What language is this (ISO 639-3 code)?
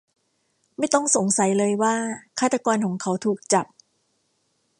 tha